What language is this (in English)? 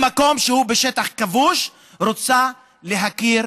Hebrew